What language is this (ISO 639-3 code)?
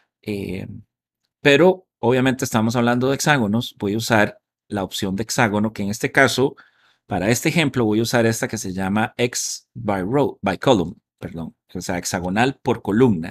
spa